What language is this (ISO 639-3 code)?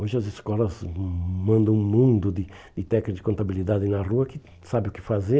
por